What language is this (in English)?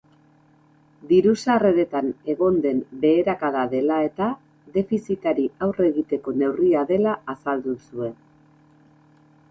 Basque